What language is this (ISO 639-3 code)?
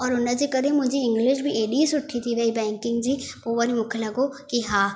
snd